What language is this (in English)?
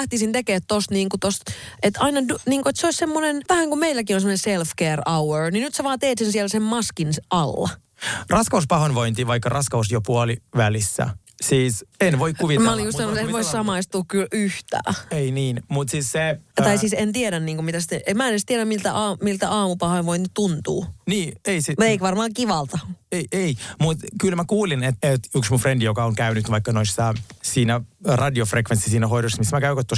Finnish